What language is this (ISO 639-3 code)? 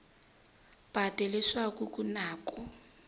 tso